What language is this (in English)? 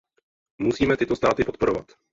Czech